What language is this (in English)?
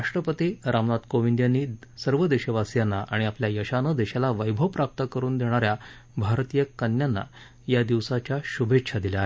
Marathi